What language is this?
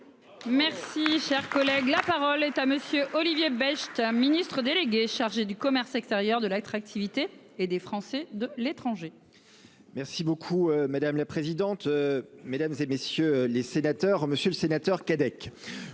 French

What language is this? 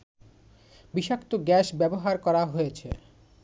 Bangla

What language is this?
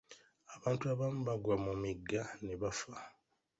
Ganda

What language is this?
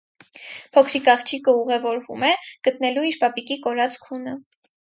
Armenian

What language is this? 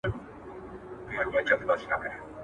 Pashto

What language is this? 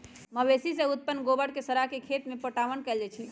Magahi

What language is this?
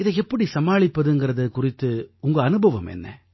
Tamil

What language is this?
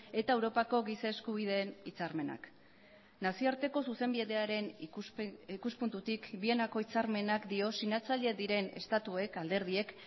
Basque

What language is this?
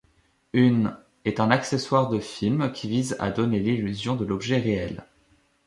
French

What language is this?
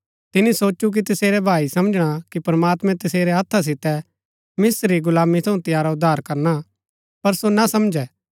Gaddi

